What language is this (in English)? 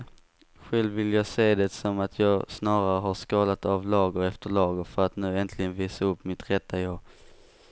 Swedish